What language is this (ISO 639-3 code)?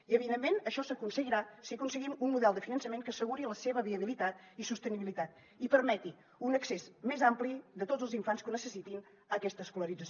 cat